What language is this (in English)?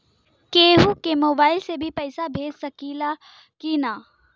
Bhojpuri